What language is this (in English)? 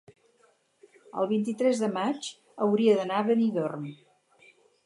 Catalan